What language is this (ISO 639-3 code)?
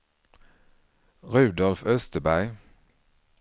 swe